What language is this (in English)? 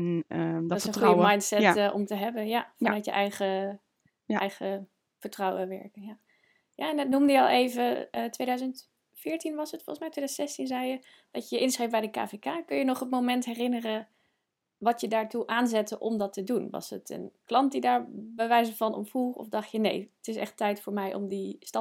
Dutch